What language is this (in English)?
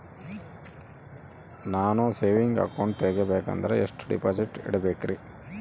Kannada